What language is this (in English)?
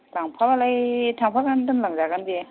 Bodo